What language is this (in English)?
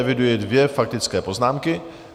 Czech